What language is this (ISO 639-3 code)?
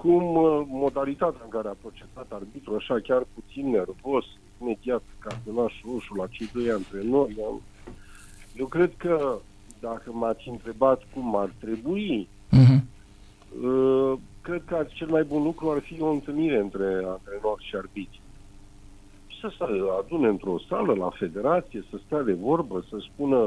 ron